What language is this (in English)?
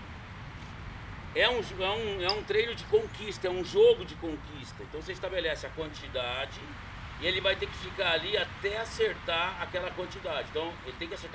Portuguese